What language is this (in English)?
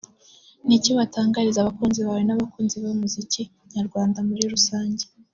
Kinyarwanda